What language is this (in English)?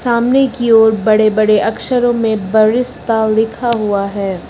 Hindi